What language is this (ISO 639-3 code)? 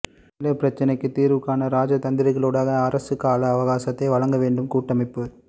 tam